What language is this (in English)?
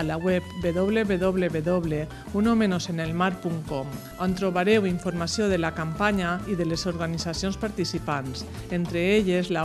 Spanish